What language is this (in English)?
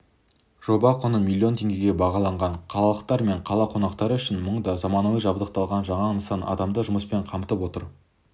Kazakh